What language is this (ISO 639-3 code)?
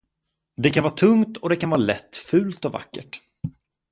swe